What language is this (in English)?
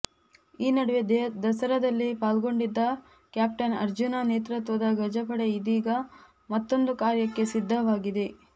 Kannada